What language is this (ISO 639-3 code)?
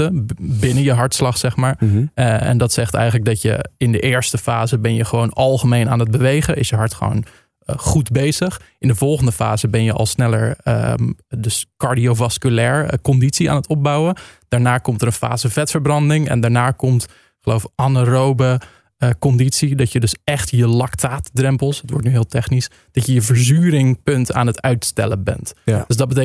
nld